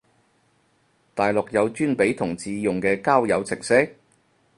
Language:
Cantonese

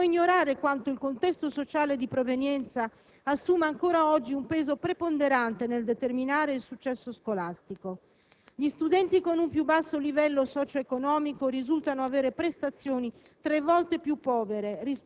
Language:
Italian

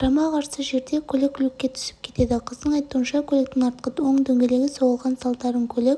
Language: Kazakh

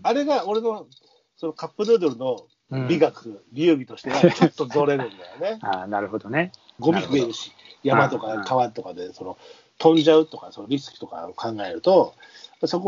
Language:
Japanese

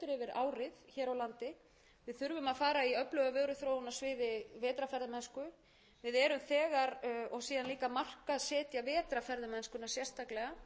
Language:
Icelandic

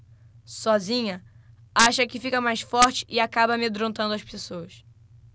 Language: Portuguese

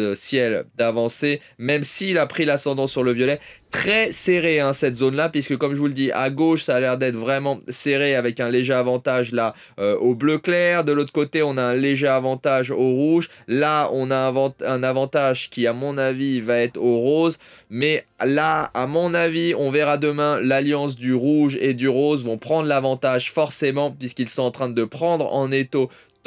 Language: French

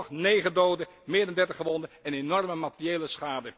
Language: Dutch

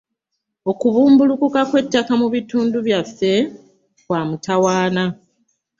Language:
Ganda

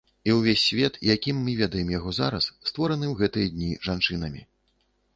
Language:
Belarusian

